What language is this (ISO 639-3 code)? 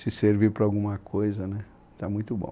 por